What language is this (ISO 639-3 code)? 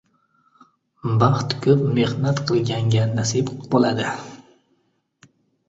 uzb